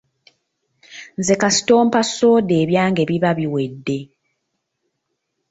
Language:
Ganda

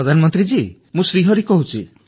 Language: Odia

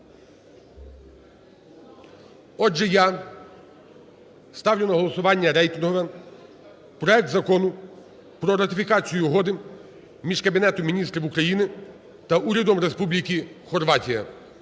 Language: Ukrainian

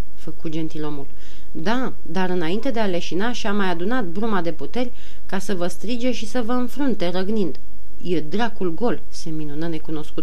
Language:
Romanian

